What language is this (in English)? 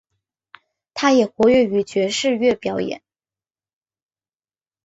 Chinese